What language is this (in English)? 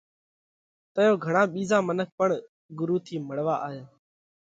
Parkari Koli